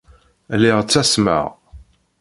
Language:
Kabyle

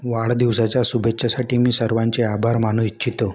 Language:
Marathi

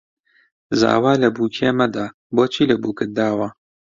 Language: Central Kurdish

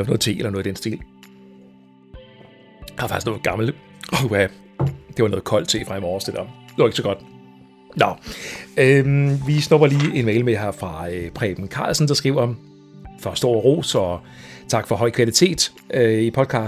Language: Danish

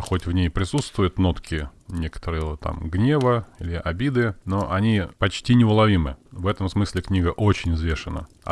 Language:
Russian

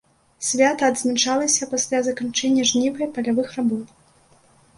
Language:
Belarusian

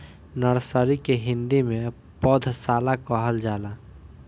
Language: Bhojpuri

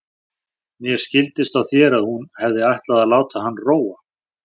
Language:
Icelandic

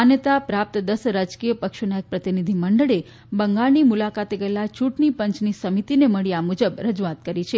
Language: Gujarati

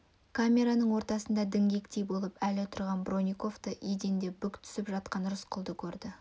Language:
Kazakh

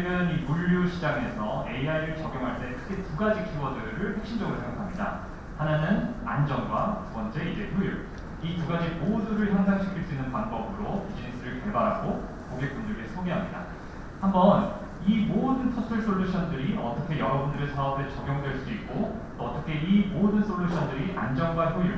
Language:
Korean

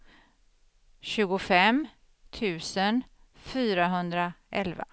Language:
Swedish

